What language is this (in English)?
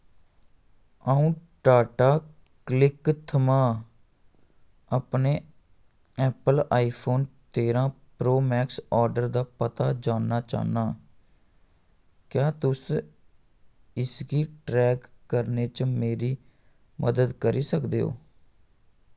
Dogri